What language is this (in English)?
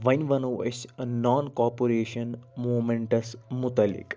Kashmiri